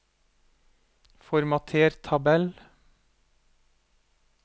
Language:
Norwegian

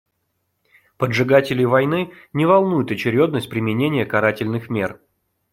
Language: Russian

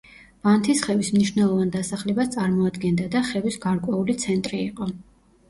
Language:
Georgian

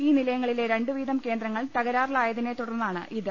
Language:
Malayalam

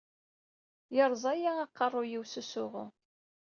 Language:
Kabyle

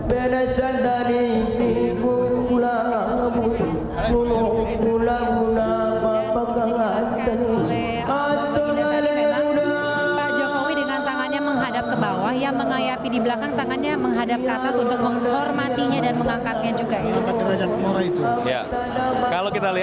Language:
Indonesian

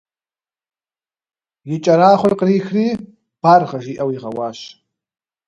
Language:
Kabardian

